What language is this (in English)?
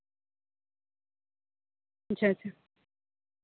Santali